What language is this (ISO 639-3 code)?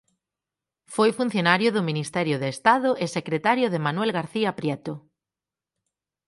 glg